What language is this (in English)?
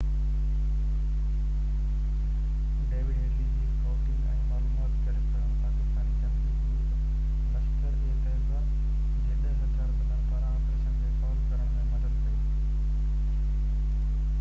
Sindhi